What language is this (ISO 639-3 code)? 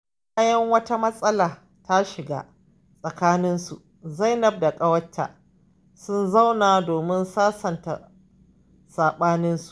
hau